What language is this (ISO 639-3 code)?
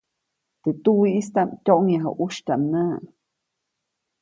zoc